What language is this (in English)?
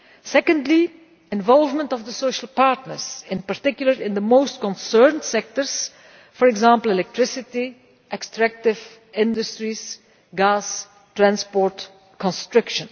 English